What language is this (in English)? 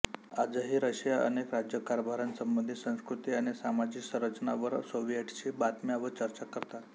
Marathi